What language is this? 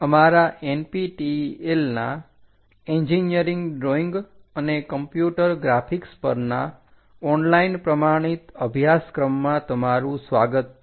Gujarati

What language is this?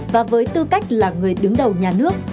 Vietnamese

